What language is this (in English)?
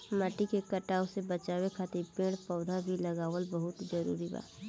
Bhojpuri